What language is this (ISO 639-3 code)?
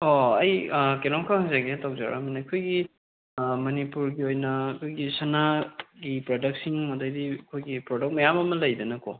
mni